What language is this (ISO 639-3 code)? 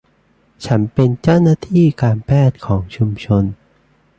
tha